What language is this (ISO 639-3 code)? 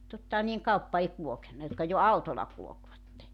fin